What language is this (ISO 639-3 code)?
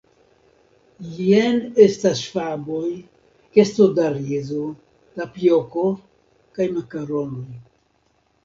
epo